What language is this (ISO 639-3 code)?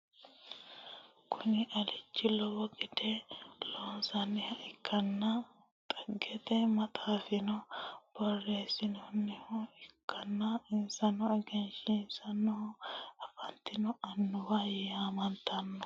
sid